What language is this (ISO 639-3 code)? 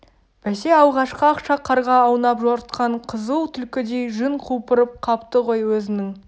kaz